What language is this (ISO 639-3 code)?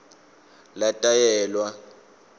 ssw